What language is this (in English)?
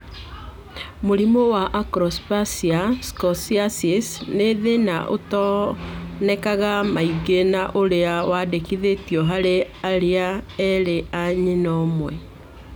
Kikuyu